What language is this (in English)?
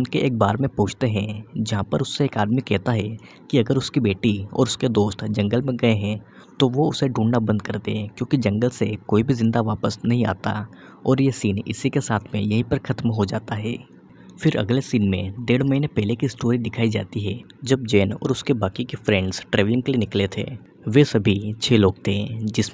Hindi